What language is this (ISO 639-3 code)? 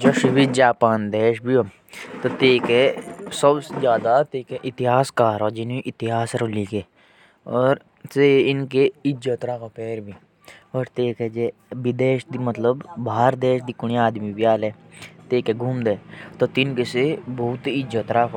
jns